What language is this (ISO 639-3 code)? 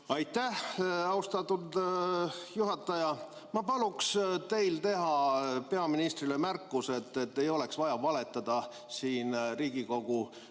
est